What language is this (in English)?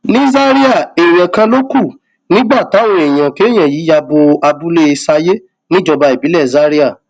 Yoruba